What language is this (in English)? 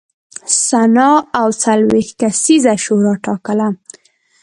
Pashto